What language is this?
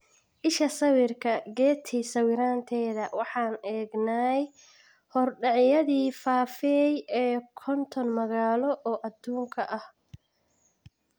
Somali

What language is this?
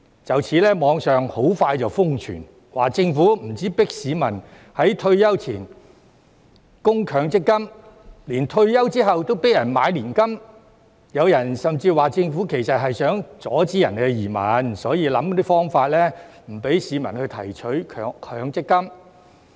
Cantonese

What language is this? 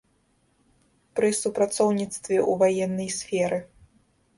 Belarusian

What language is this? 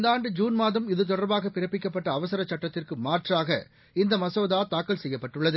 Tamil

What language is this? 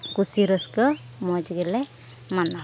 Santali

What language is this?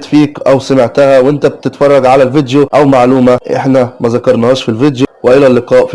Arabic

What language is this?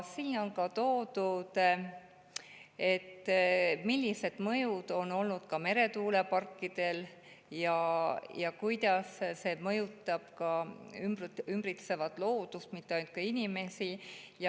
Estonian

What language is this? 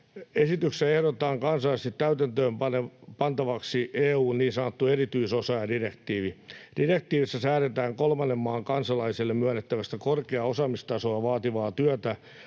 Finnish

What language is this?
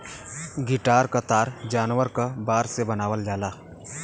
Bhojpuri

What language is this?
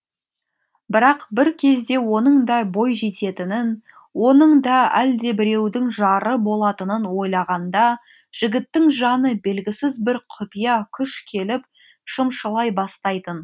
Kazakh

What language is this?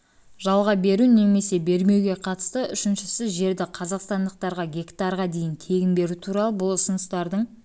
Kazakh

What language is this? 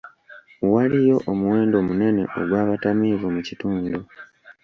Ganda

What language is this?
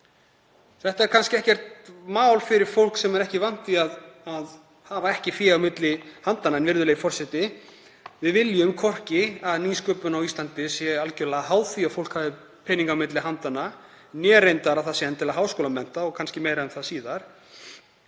Icelandic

